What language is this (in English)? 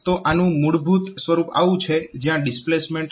Gujarati